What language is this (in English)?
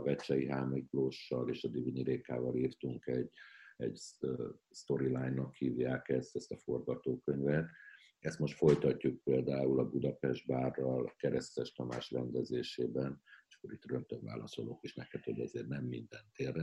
Hungarian